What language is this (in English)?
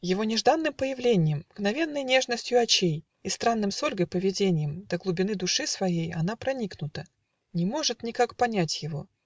Russian